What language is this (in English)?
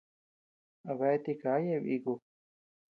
Tepeuxila Cuicatec